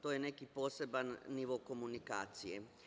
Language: Serbian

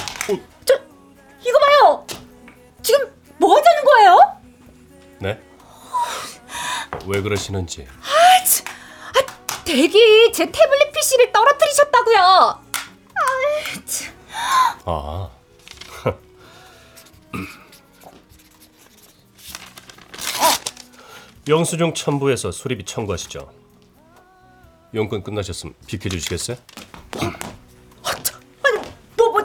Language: Korean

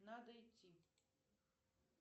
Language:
Russian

